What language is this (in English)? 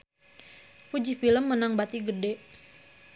Sundanese